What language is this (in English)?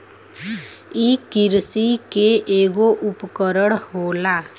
Bhojpuri